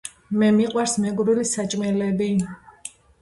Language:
Georgian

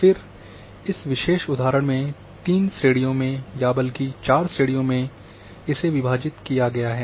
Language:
Hindi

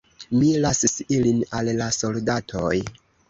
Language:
Esperanto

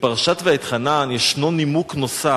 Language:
Hebrew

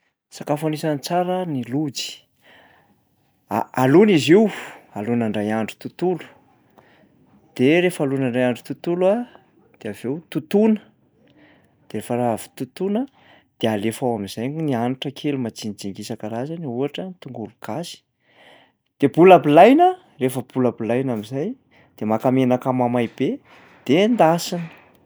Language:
Malagasy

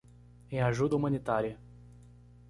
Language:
Portuguese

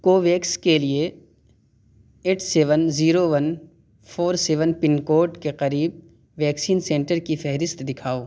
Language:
Urdu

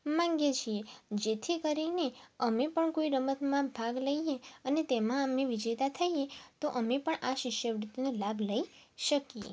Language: Gujarati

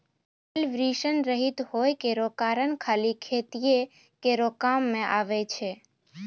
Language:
Maithili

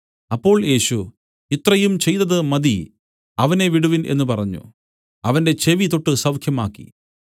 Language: Malayalam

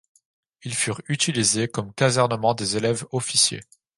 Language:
French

